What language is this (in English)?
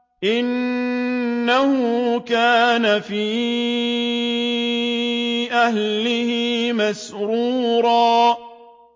Arabic